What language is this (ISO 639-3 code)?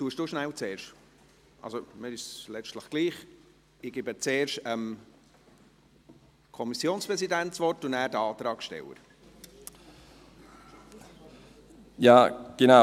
gsw